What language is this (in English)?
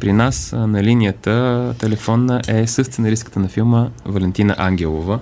Bulgarian